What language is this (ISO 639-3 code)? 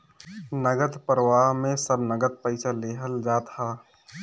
bho